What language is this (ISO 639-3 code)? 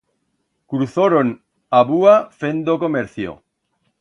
arg